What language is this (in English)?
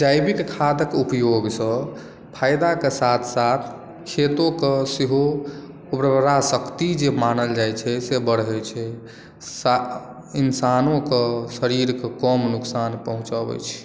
Maithili